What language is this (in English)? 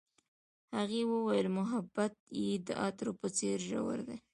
Pashto